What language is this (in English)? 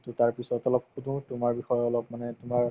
Assamese